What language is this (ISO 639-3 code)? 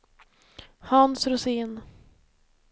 swe